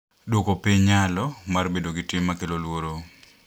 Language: Luo (Kenya and Tanzania)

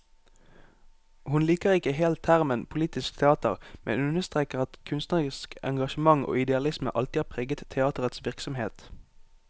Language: Norwegian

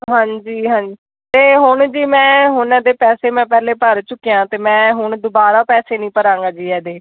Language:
Punjabi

